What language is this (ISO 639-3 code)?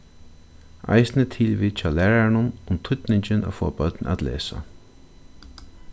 fao